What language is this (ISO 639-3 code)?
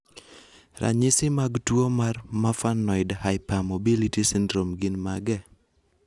luo